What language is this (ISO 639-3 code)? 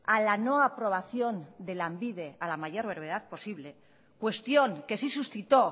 spa